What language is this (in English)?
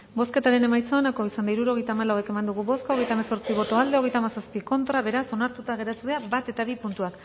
Basque